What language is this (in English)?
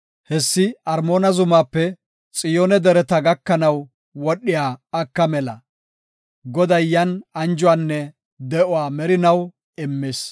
Gofa